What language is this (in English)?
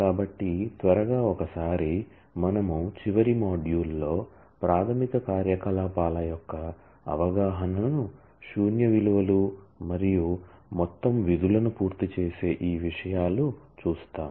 Telugu